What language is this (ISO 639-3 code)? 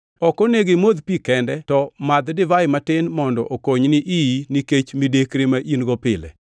luo